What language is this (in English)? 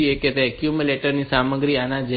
Gujarati